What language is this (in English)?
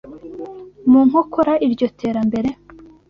Kinyarwanda